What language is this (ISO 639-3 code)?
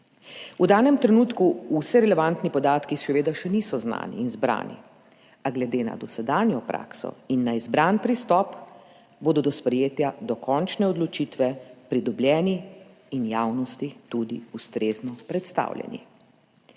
slv